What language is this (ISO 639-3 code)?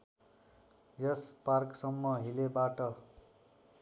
nep